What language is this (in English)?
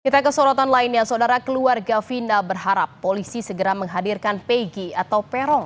Indonesian